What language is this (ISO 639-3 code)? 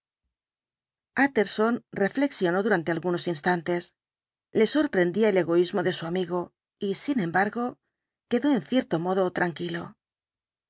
spa